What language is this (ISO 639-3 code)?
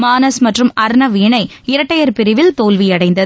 tam